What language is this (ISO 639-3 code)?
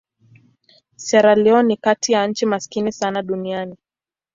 swa